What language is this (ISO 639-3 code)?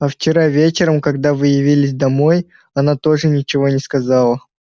rus